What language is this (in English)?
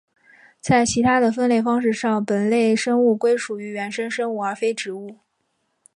Chinese